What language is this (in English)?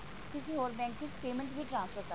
Punjabi